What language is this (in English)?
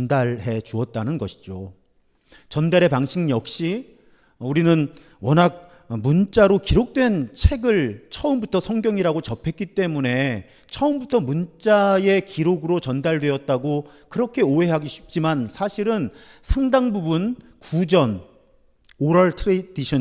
Korean